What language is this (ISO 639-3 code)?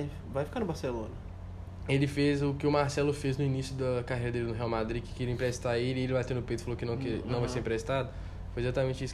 por